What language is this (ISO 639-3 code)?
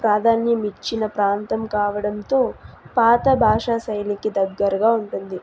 tel